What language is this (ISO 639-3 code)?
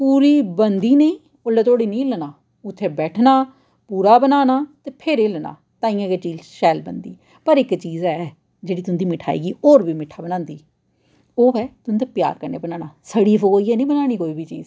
doi